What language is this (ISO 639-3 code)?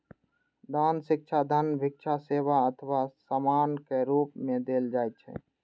mai